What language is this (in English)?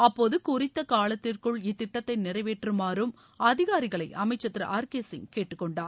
Tamil